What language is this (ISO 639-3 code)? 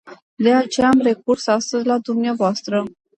ron